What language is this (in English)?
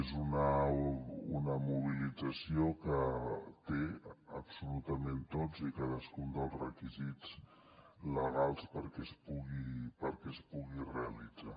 Catalan